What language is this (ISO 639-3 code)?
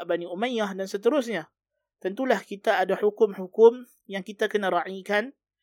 msa